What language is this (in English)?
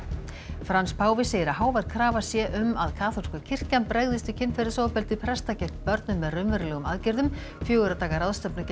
Icelandic